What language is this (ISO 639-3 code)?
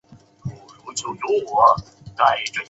zho